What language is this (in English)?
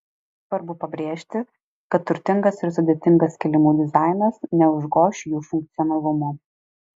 Lithuanian